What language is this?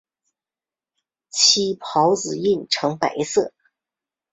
Chinese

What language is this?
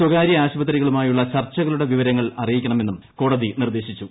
Malayalam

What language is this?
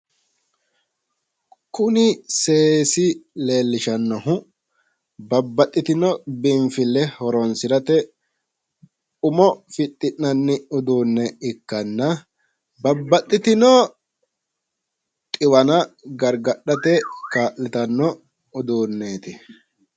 Sidamo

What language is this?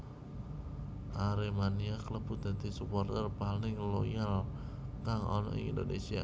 Javanese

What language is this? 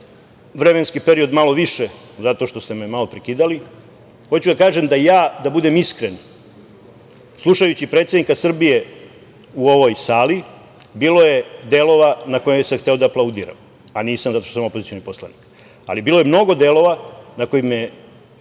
Serbian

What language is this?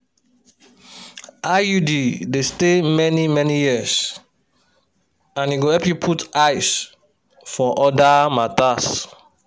Nigerian Pidgin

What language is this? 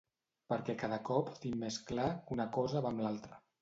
Catalan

